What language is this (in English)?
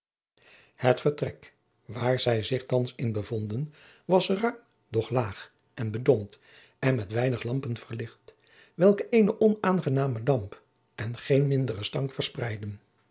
Dutch